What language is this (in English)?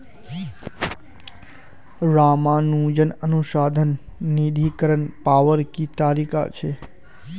Magahi